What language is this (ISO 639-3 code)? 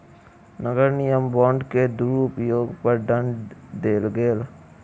mai